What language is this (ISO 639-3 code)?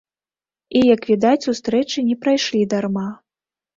bel